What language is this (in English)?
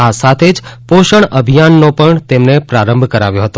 Gujarati